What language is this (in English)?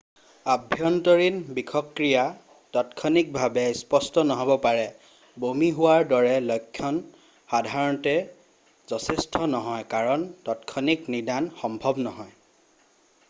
Assamese